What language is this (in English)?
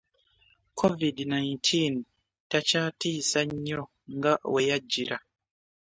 Ganda